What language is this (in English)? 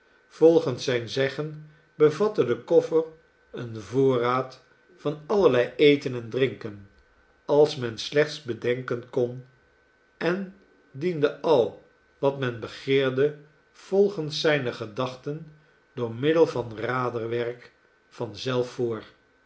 Dutch